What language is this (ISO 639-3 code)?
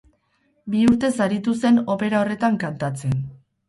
eus